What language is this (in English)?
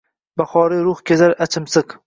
Uzbek